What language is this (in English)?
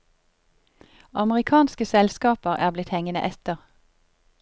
Norwegian